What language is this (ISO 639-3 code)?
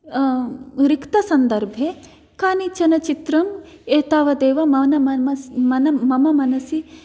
san